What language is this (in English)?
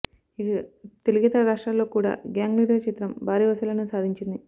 Telugu